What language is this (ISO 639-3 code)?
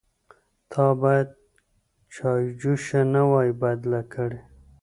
pus